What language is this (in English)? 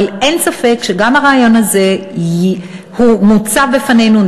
Hebrew